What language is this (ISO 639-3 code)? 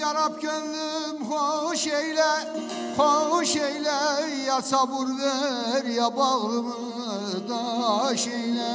tur